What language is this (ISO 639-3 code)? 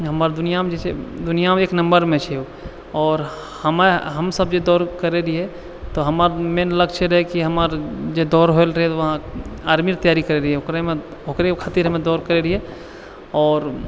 mai